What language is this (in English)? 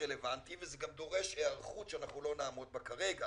Hebrew